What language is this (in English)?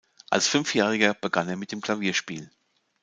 German